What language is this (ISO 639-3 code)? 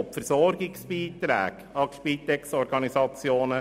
gsw